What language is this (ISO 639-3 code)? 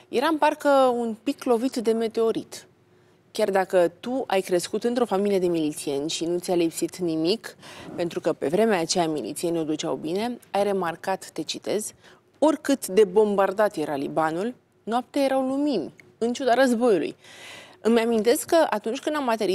ron